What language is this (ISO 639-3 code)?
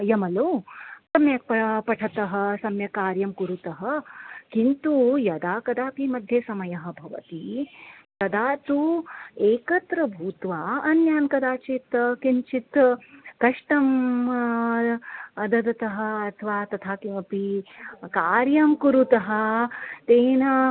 san